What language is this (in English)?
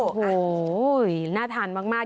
Thai